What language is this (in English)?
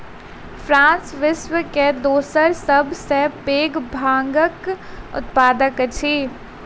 Maithili